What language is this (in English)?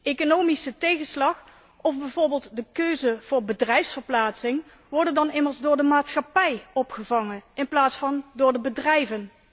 Dutch